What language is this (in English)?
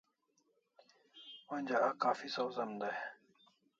Kalasha